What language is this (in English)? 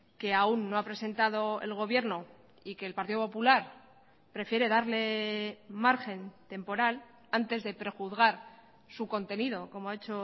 Spanish